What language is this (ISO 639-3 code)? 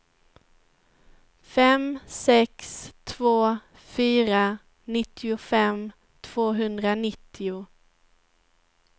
swe